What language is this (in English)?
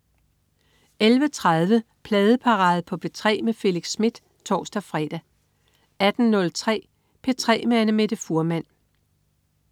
Danish